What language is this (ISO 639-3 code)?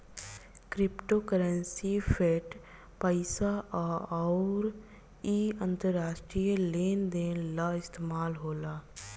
bho